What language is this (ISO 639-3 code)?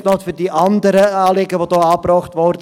gsw